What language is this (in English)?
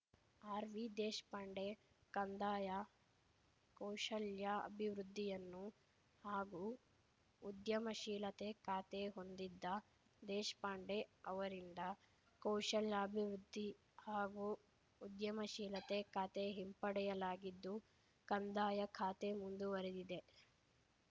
Kannada